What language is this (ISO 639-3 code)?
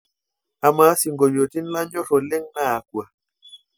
mas